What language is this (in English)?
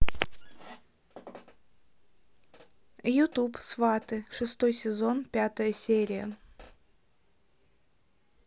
Russian